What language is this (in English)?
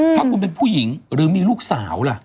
Thai